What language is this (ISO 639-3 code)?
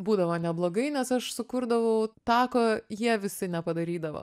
lit